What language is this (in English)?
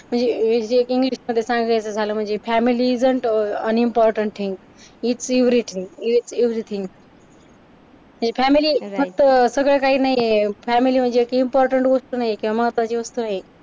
Marathi